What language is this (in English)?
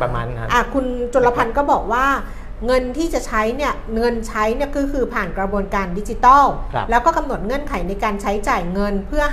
Thai